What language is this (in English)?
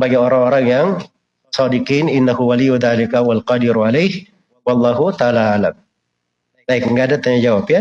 Indonesian